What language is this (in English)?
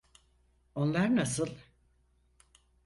Turkish